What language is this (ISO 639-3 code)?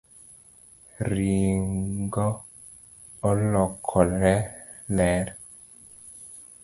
luo